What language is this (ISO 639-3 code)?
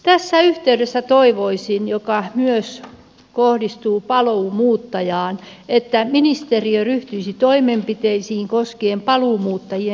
fin